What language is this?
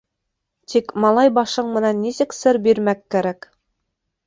Bashkir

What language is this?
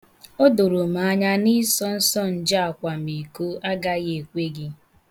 Igbo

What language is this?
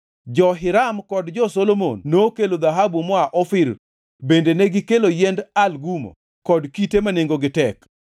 Luo (Kenya and Tanzania)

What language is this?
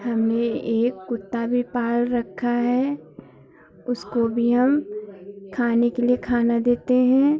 Hindi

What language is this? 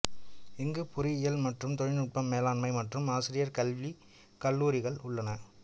Tamil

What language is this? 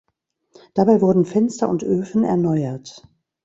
German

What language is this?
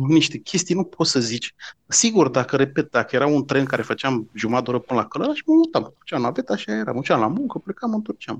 Romanian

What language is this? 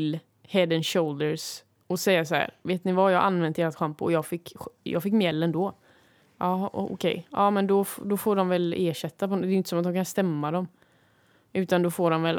Swedish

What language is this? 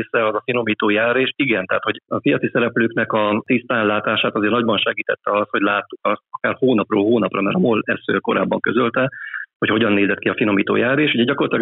Hungarian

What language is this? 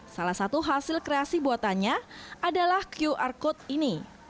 Indonesian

